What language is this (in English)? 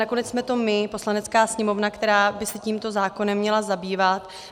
Czech